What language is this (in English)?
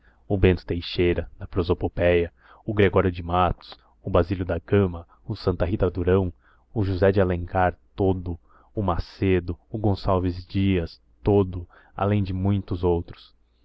Portuguese